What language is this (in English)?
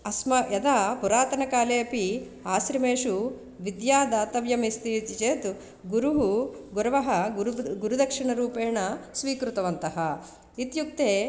Sanskrit